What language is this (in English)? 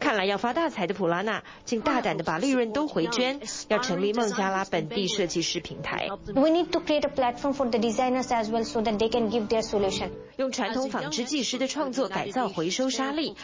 Chinese